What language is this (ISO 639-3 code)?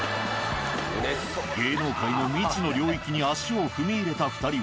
jpn